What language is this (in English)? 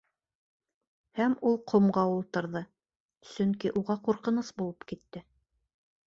Bashkir